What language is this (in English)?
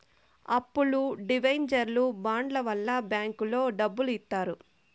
Telugu